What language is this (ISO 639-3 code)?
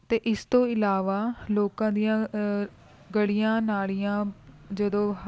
pan